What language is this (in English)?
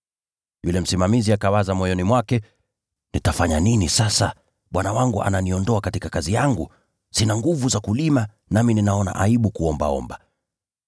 Swahili